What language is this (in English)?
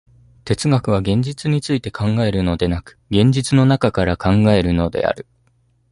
Japanese